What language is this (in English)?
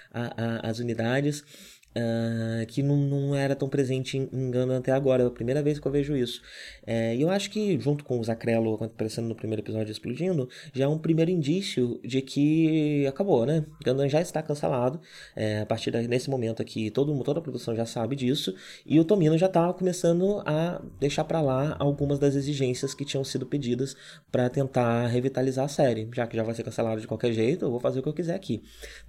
Portuguese